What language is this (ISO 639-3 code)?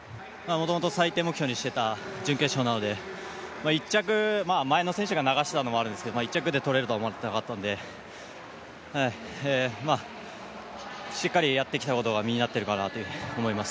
jpn